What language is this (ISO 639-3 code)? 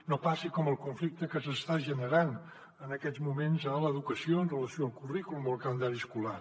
cat